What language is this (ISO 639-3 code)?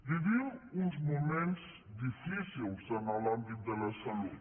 cat